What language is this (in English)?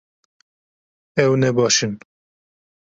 Kurdish